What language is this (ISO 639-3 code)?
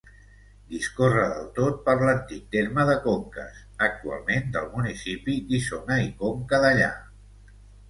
cat